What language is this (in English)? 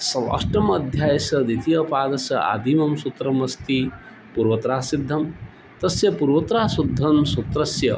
Sanskrit